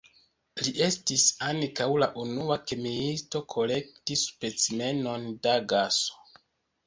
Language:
Esperanto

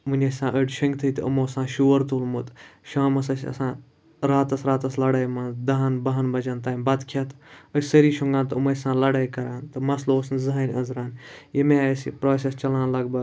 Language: Kashmiri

